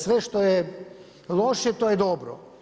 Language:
Croatian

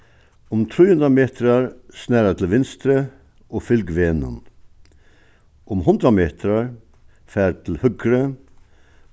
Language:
Faroese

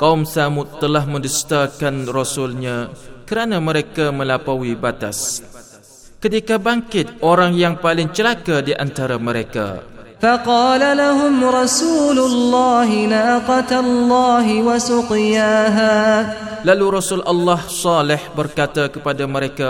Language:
Malay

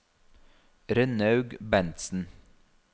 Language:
Norwegian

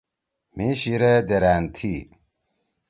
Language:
Torwali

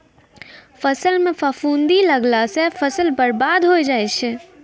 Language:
Maithili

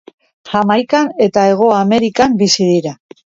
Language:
Basque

